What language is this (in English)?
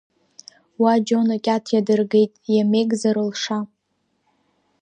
Abkhazian